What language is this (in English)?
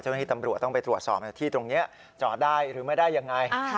Thai